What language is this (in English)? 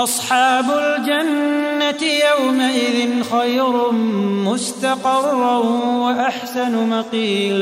Arabic